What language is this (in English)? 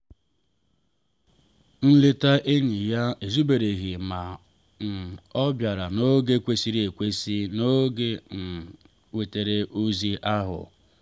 Igbo